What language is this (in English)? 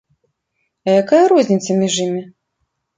Belarusian